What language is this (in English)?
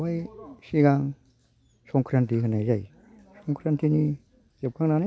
Bodo